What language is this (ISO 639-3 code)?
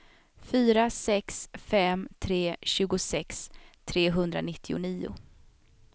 swe